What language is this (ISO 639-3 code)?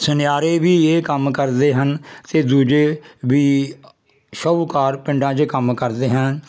pan